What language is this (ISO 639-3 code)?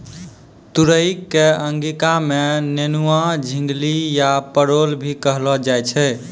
mai